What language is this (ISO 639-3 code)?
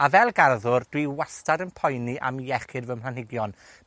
cym